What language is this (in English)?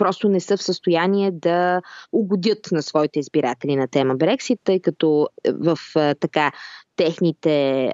Bulgarian